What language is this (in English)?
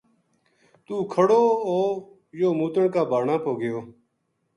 Gujari